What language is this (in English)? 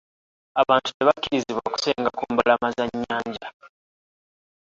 Ganda